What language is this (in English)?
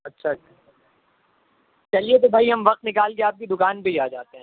Urdu